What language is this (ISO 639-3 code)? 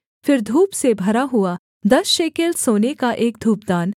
hin